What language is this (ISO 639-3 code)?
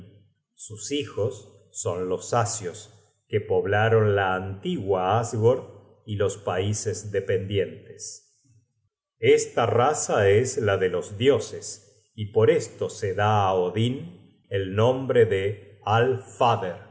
spa